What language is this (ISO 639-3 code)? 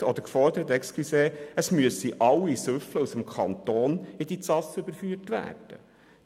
gsw